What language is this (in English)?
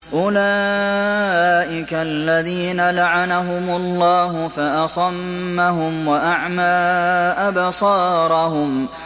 Arabic